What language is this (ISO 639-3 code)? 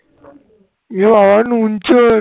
ben